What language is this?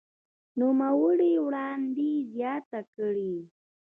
Pashto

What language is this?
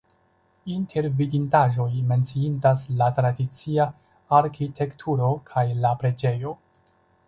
Esperanto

